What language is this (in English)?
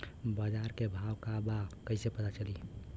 Bhojpuri